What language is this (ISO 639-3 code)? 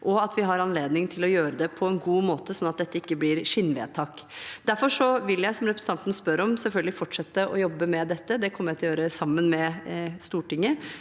nor